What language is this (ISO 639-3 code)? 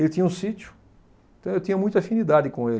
por